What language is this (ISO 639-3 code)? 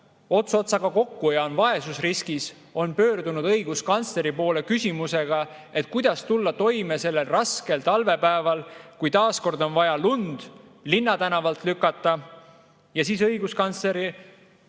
est